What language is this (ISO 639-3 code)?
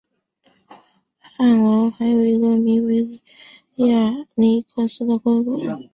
zho